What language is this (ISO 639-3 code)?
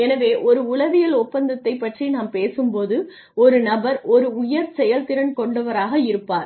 tam